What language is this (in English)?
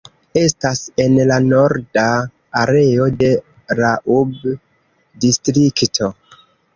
Esperanto